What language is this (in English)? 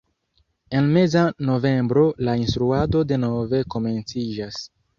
Esperanto